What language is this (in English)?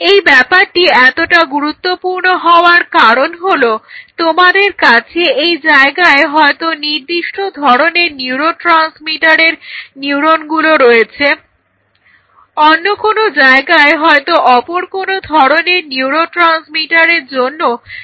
Bangla